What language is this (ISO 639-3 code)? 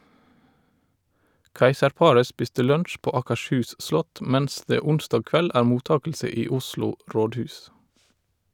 nor